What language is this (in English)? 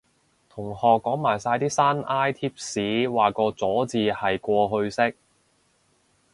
Cantonese